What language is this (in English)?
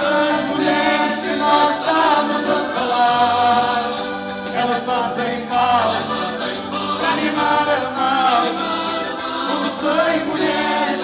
Romanian